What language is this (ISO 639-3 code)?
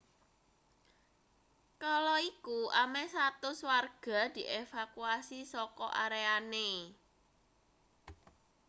jav